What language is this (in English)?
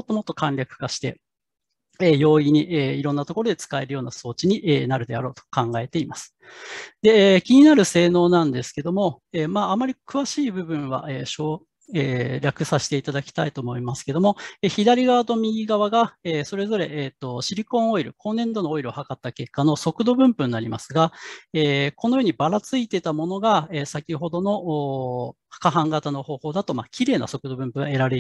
Japanese